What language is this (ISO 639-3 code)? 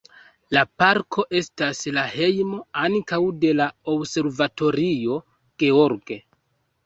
epo